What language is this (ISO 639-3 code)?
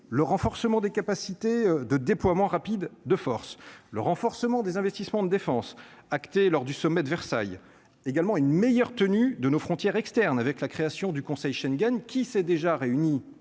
fra